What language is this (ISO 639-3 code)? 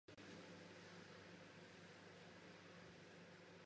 ces